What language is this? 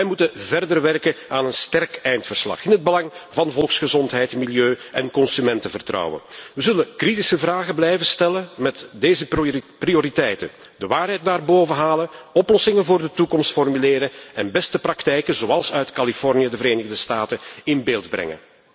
Dutch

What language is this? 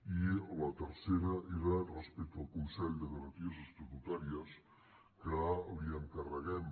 Catalan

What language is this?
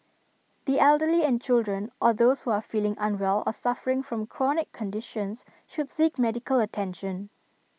English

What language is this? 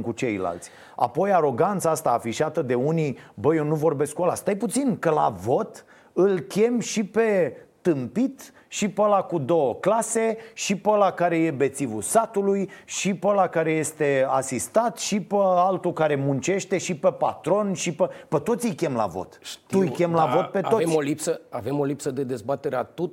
Romanian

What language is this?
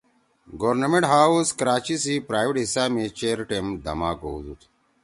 Torwali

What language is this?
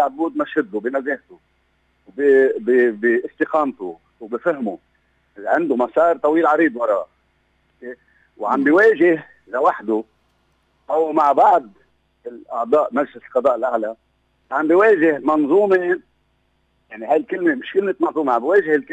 Arabic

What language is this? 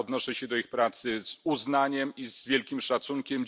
Polish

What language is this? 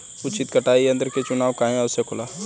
Bhojpuri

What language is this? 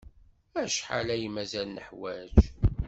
Kabyle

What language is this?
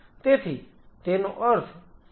Gujarati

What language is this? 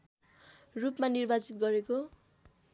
Nepali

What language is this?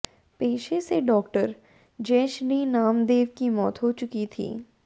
Hindi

